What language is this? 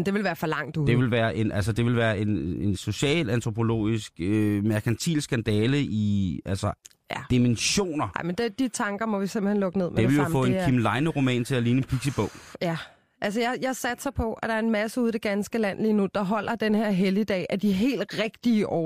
Danish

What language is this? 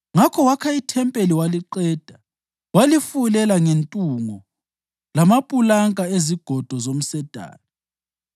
North Ndebele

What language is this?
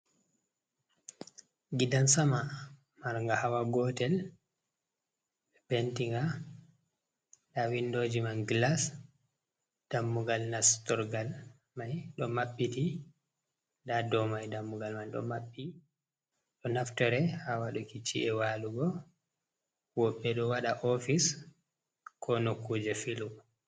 Fula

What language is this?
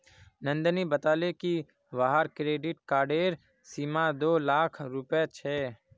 Magahi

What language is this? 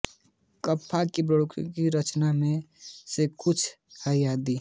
Hindi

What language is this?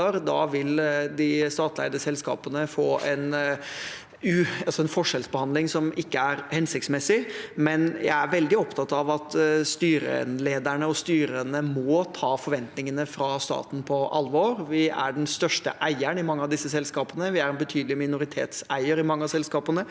Norwegian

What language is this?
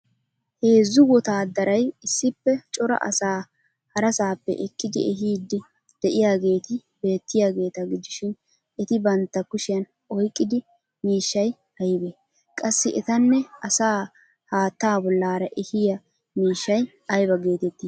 Wolaytta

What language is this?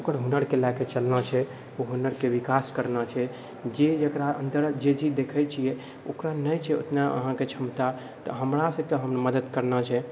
Maithili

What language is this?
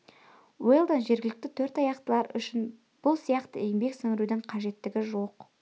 Kazakh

